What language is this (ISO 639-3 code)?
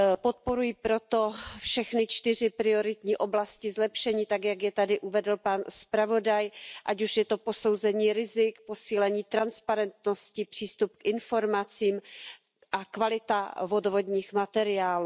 ces